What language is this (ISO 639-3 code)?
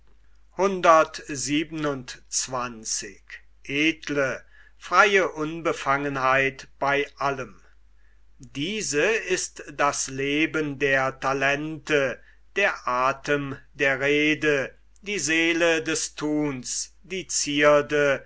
deu